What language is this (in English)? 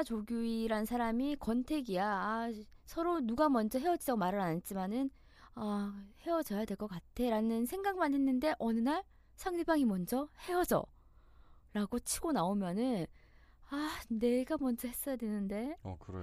Korean